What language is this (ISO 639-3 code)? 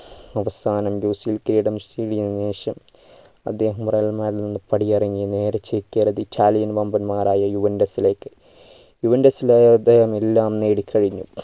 mal